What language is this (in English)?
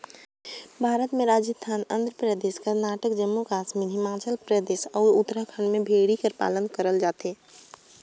Chhattisgarhi